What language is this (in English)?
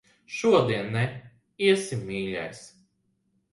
Latvian